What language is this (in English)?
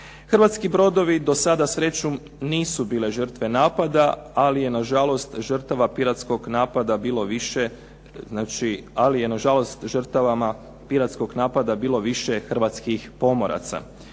Croatian